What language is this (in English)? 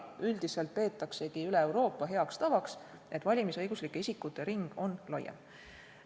Estonian